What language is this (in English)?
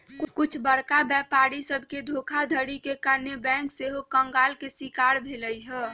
Magahi